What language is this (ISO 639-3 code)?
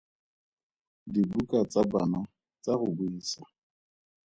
tsn